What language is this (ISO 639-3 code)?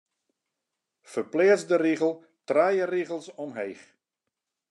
fry